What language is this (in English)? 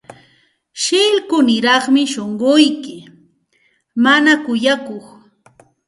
Santa Ana de Tusi Pasco Quechua